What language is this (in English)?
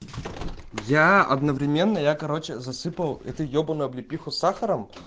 Russian